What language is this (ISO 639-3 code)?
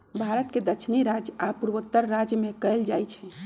mag